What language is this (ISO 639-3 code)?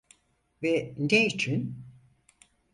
tur